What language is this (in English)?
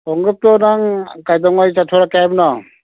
Manipuri